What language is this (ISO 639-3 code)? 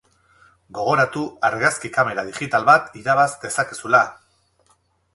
eus